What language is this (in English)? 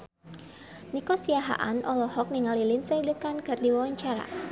Sundanese